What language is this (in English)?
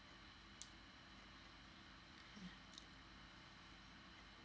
English